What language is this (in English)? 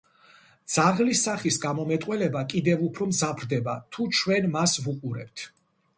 Georgian